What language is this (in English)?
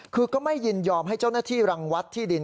Thai